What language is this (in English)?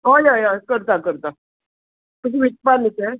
Konkani